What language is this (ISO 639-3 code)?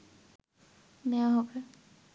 ben